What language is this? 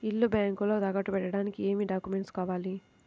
Telugu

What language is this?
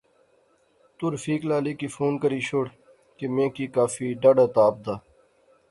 Pahari-Potwari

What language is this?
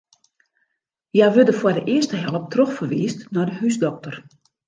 Western Frisian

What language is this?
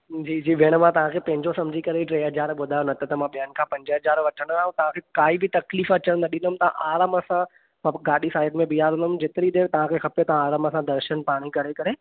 Sindhi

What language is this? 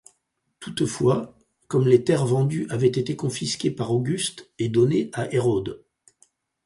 French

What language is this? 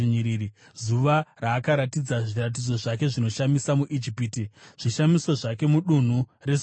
Shona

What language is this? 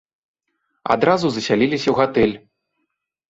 Belarusian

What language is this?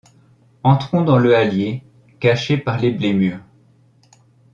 French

